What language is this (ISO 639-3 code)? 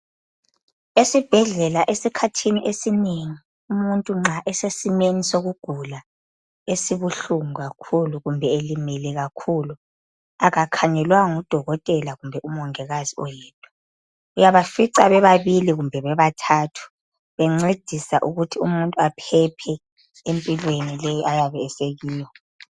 nde